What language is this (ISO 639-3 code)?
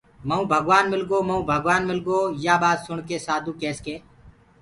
ggg